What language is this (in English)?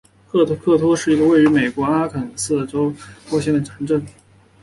Chinese